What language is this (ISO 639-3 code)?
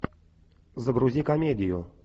rus